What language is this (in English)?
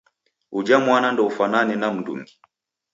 Taita